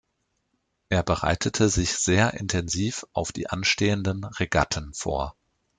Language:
German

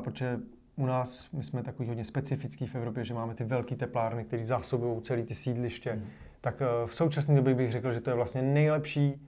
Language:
Czech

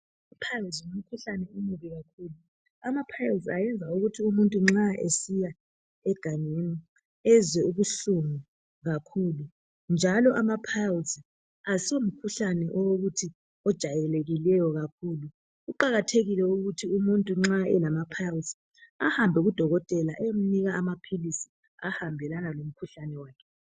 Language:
North Ndebele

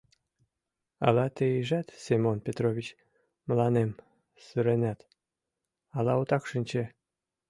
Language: Mari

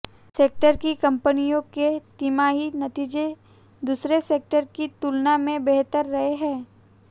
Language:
Hindi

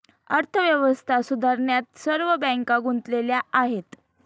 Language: Marathi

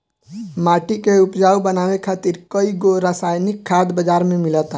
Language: Bhojpuri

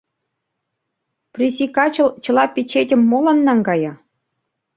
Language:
Mari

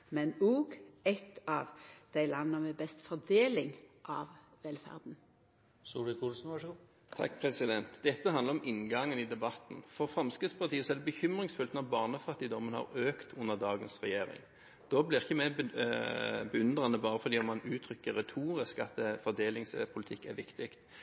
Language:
Norwegian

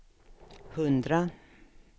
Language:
Swedish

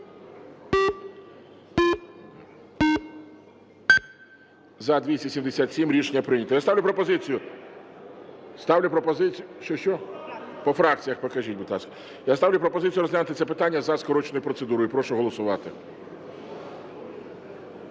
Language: Ukrainian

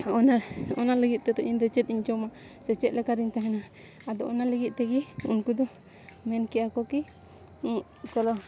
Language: Santali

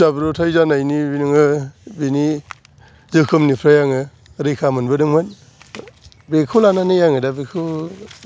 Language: Bodo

